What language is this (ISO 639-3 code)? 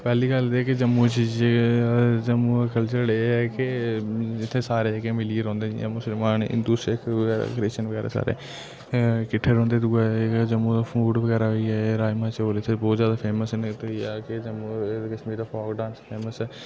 doi